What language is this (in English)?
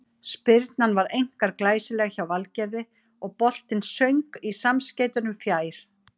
Icelandic